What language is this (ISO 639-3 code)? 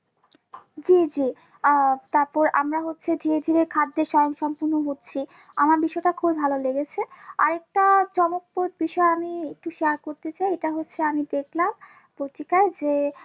ben